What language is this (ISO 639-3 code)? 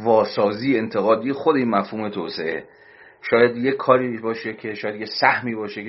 fas